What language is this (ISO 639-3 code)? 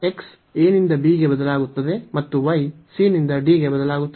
kan